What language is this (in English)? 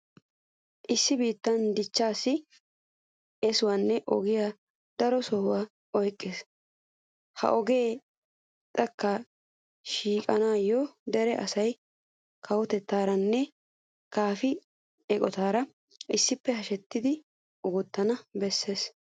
Wolaytta